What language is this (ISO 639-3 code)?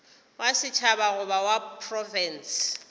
nso